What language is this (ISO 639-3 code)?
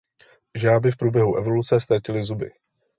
ces